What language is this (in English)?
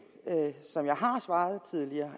Danish